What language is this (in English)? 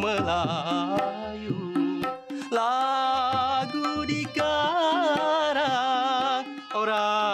Malay